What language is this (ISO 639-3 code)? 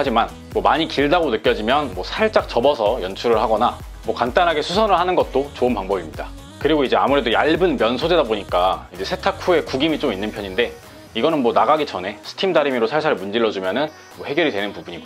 kor